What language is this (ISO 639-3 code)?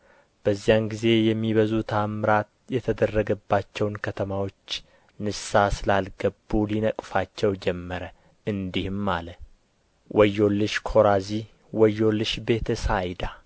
amh